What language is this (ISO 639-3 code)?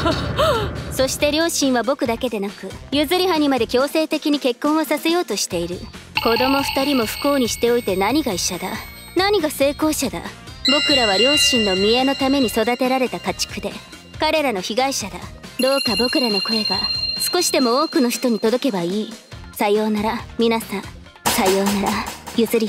jpn